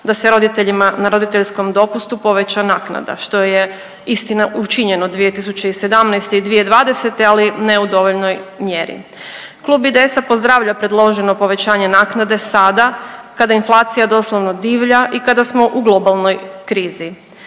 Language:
Croatian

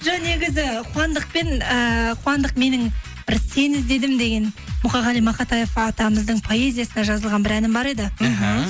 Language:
Kazakh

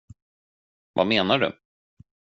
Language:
Swedish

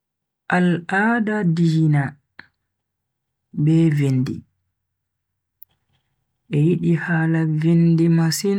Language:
Bagirmi Fulfulde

